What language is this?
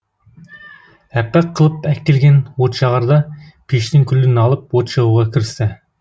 Kazakh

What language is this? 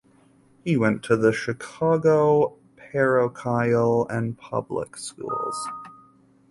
English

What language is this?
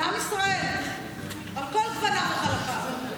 Hebrew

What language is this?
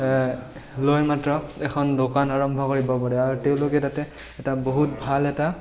Assamese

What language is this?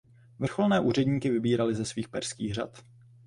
Czech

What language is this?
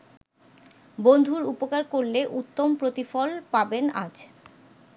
Bangla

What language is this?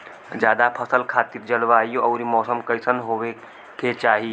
Bhojpuri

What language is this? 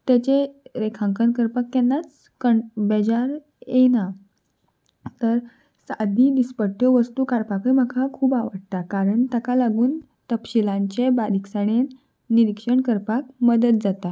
Konkani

